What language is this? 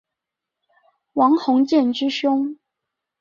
Chinese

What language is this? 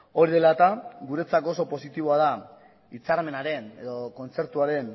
Basque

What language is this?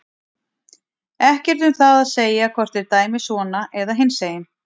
Icelandic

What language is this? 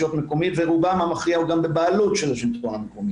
Hebrew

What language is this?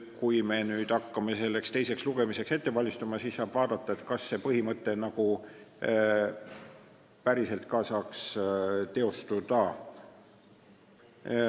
Estonian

